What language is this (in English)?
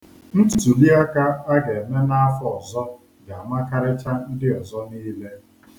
Igbo